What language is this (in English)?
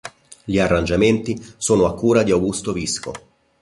Italian